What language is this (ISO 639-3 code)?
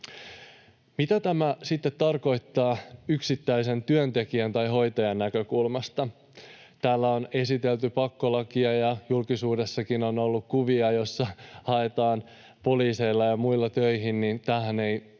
fin